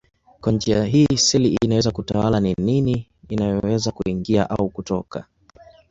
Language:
Swahili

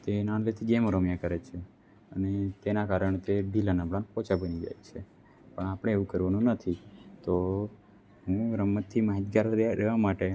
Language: Gujarati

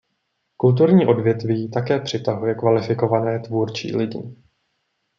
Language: Czech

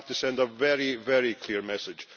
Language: English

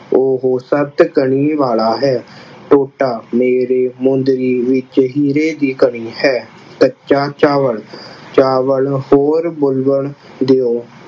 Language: Punjabi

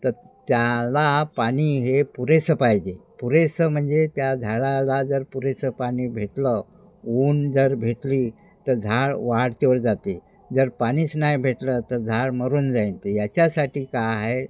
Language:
Marathi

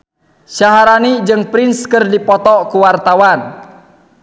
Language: Sundanese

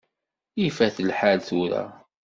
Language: Kabyle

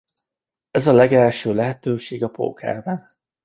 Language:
Hungarian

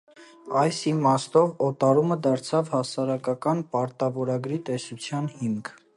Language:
Armenian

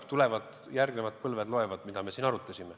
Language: Estonian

